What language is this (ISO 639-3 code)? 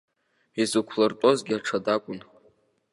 abk